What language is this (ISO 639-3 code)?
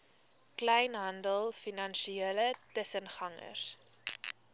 afr